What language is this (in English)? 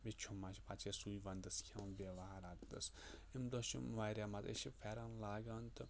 Kashmiri